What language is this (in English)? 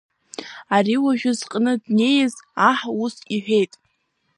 Abkhazian